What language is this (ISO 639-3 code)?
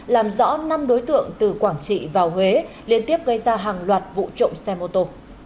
vie